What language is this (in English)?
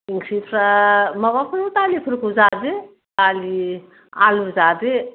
Bodo